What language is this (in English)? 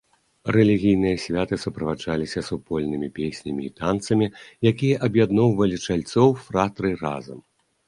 Belarusian